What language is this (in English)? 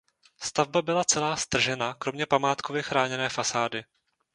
Czech